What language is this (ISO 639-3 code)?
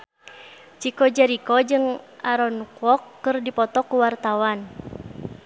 sun